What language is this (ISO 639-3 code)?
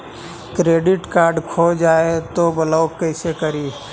mag